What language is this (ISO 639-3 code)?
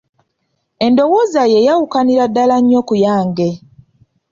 lug